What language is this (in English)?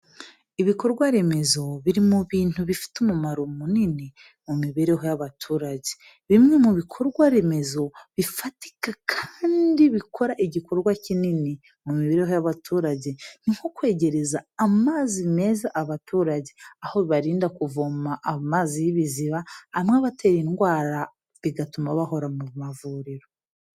Kinyarwanda